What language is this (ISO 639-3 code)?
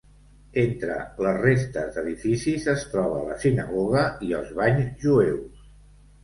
cat